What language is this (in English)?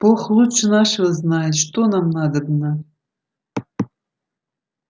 Russian